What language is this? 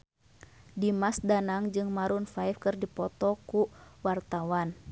Sundanese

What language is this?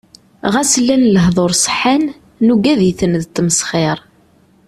Kabyle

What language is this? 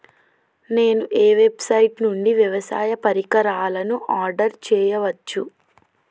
Telugu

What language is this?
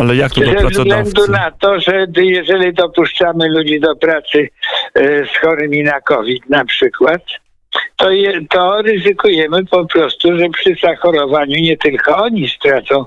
Polish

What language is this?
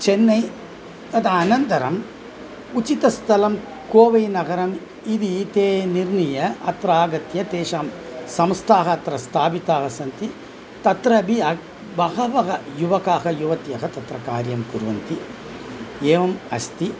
Sanskrit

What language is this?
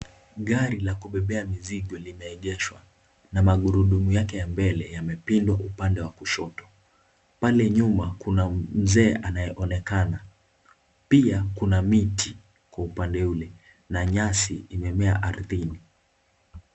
Swahili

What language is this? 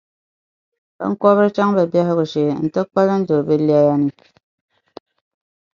Dagbani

